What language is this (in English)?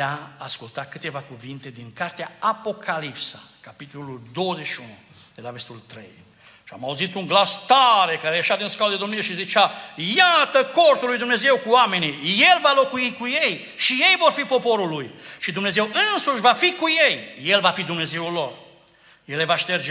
Romanian